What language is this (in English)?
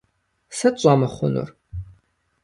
Kabardian